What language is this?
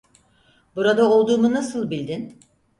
Turkish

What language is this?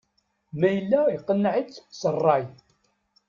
Kabyle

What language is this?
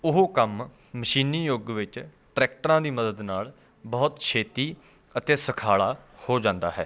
Punjabi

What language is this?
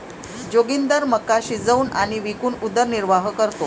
Marathi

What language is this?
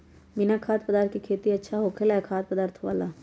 Magahi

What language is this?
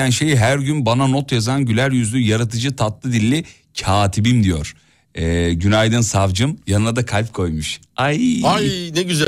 Turkish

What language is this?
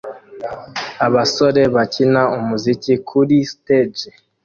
Kinyarwanda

